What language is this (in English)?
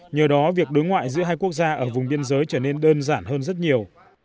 Vietnamese